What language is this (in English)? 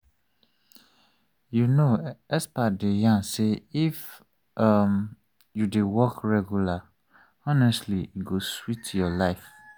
Nigerian Pidgin